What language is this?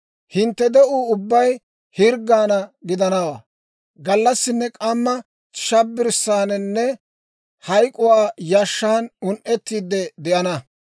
Dawro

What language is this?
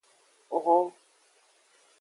Aja (Benin)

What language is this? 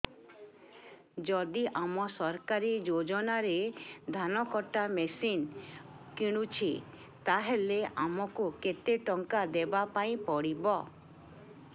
Odia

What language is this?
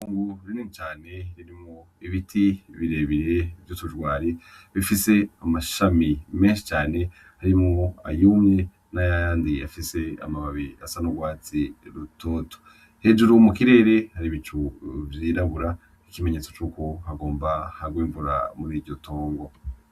Rundi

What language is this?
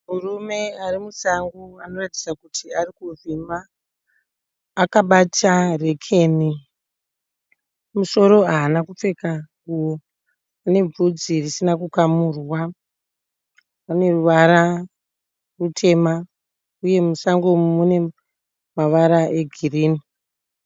Shona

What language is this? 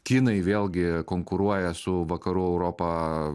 Lithuanian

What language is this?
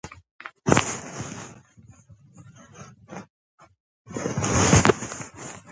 Georgian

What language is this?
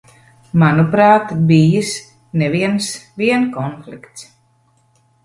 Latvian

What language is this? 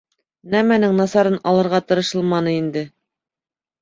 Bashkir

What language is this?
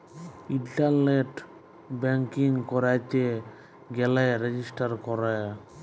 Bangla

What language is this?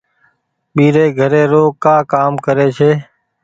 Goaria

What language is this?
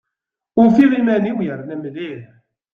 Kabyle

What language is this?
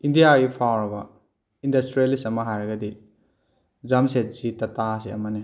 Manipuri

